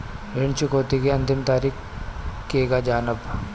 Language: Bhojpuri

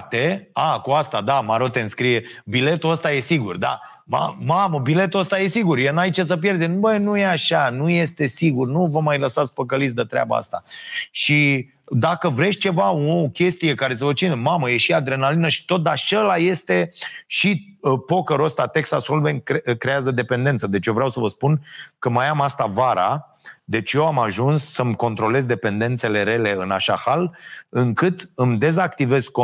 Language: Romanian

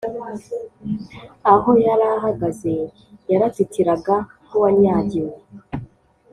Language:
Kinyarwanda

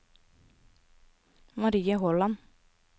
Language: Norwegian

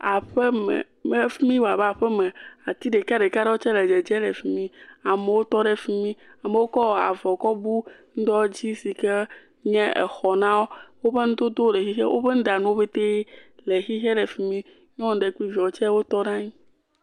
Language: Ewe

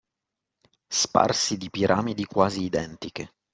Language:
Italian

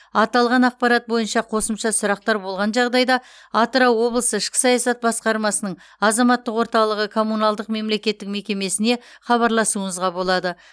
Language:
Kazakh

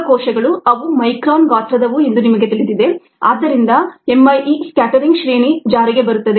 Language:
Kannada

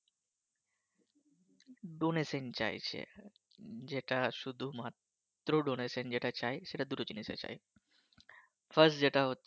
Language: Bangla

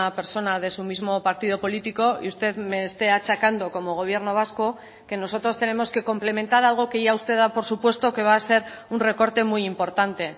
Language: Spanish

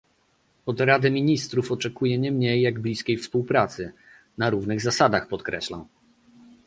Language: Polish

